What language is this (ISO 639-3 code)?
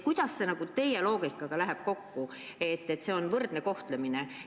est